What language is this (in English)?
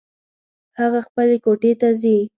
Pashto